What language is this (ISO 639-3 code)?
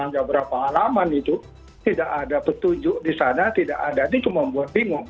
ind